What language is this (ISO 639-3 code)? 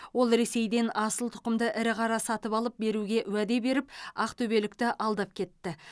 kaz